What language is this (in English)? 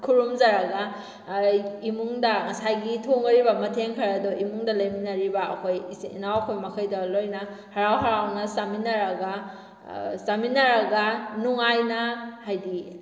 Manipuri